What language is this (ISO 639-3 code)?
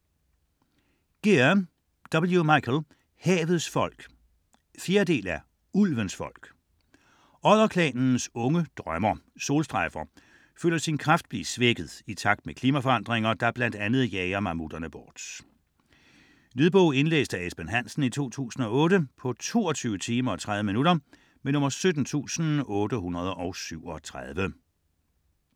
dan